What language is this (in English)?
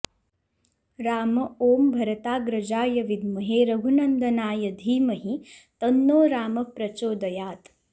Sanskrit